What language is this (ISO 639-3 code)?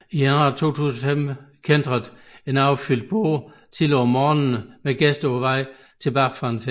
dan